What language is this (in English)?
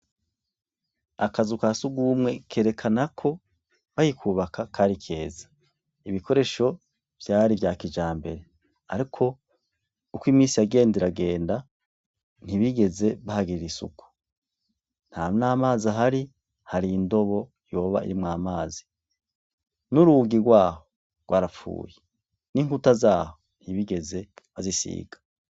Rundi